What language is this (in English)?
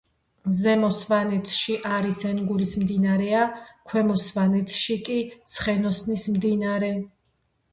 Georgian